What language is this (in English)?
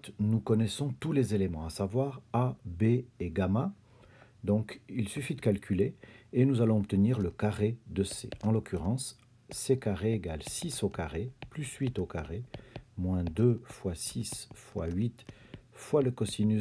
French